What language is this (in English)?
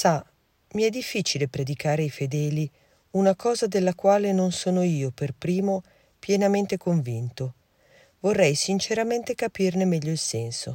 Italian